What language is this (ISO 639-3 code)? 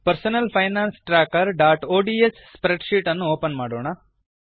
kan